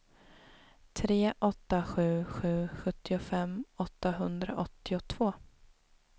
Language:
Swedish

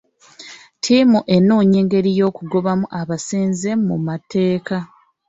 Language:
Ganda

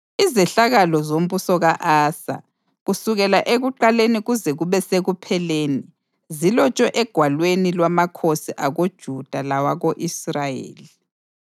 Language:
North Ndebele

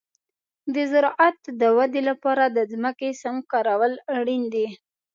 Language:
Pashto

